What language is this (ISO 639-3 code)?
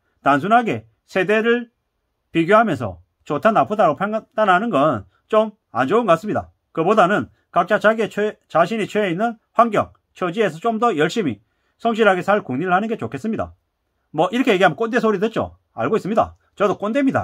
kor